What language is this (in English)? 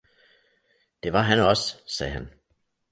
Danish